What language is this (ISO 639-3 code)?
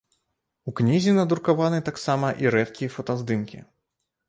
bel